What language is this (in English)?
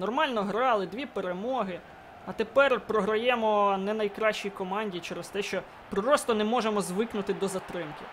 Ukrainian